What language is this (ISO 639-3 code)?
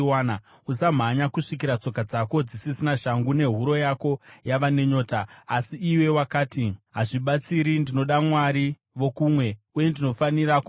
sna